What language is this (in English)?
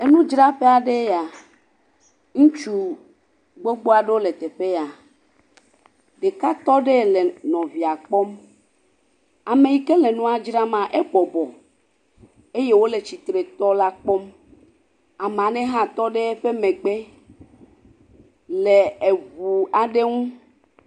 Ewe